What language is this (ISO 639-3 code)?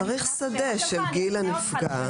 heb